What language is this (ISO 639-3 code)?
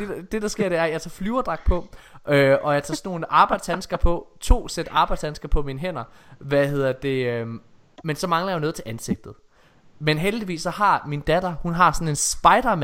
dan